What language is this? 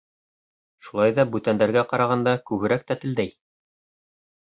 Bashkir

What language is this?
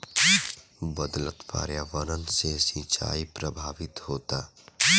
Bhojpuri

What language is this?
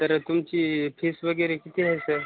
Marathi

